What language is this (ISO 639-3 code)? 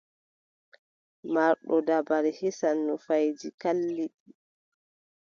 fub